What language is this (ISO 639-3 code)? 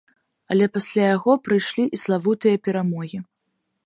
bel